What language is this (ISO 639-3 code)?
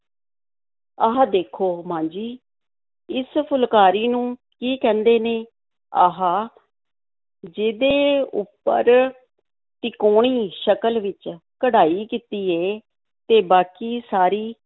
pan